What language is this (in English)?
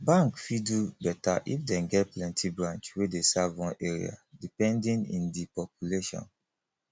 Nigerian Pidgin